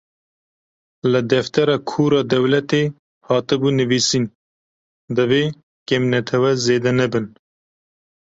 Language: Kurdish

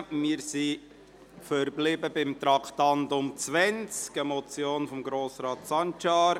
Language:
Swiss German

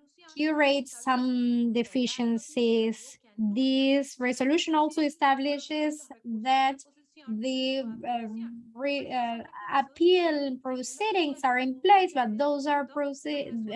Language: English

